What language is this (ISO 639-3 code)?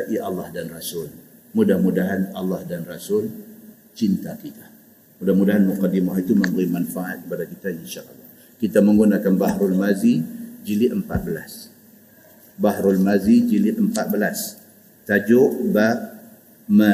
msa